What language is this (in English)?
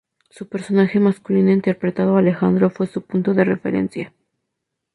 Spanish